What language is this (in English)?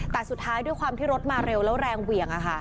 Thai